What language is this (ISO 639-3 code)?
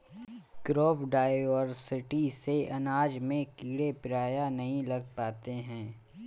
hin